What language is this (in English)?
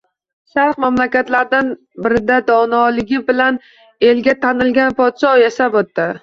Uzbek